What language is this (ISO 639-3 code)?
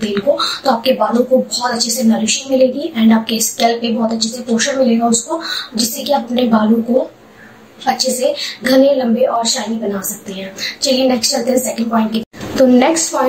hin